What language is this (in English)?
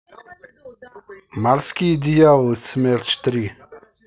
Russian